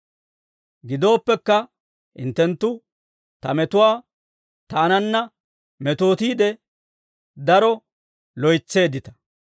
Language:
Dawro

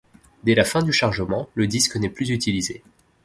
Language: French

